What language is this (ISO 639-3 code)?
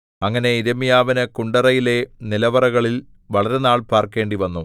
mal